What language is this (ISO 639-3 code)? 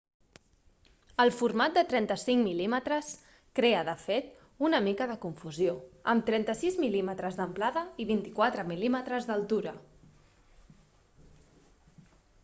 cat